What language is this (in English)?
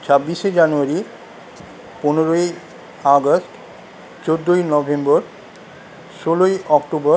Bangla